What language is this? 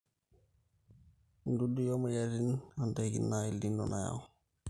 Masai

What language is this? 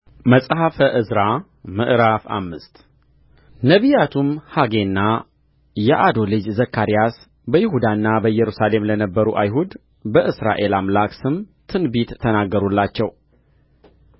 Amharic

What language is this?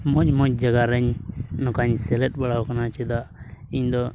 Santali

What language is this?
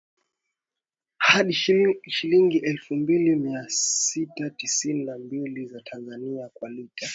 Swahili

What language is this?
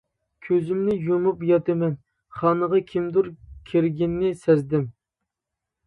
Uyghur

